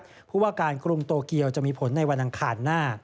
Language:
Thai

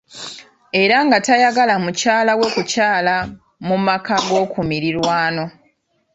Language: Ganda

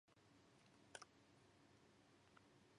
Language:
Japanese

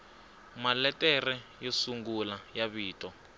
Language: Tsonga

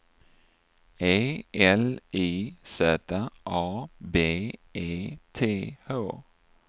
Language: Swedish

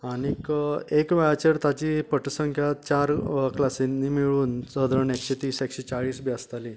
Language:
Konkani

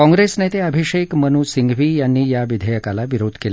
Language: Marathi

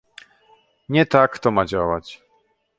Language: Polish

